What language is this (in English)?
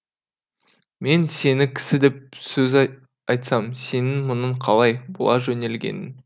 Kazakh